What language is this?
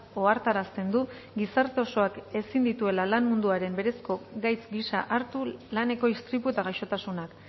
Basque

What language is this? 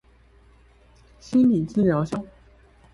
Chinese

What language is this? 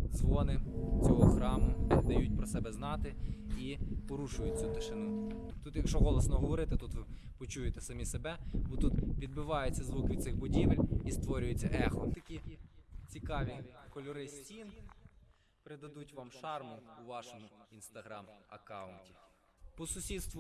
Ukrainian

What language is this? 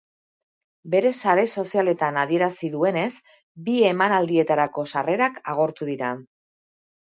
Basque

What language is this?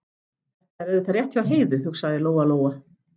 Icelandic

